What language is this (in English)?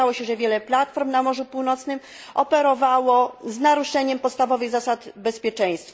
Polish